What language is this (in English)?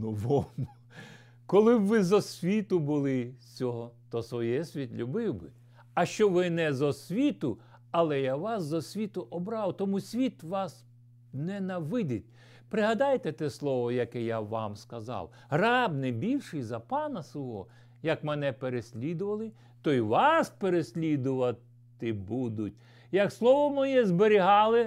Ukrainian